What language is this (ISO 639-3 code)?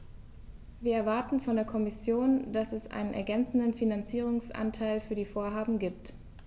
deu